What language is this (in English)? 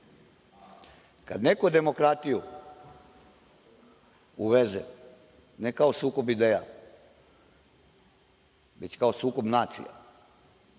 Serbian